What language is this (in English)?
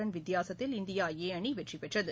Tamil